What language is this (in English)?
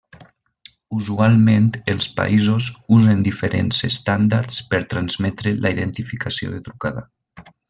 Catalan